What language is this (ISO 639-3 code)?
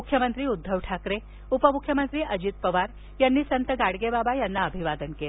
mar